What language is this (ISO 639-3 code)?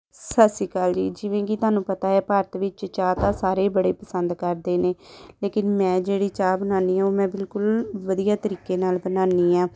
pan